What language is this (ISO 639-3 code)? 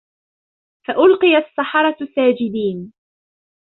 ara